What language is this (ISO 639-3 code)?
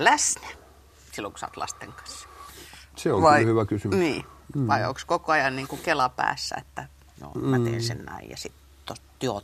fin